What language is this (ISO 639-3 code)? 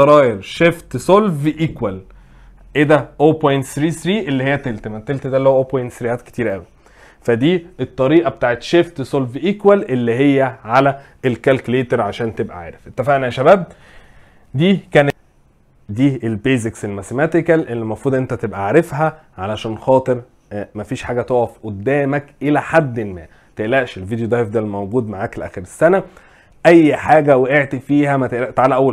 ara